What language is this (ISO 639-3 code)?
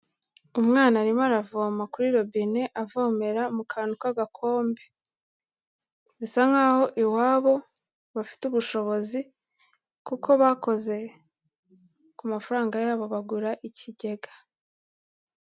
kin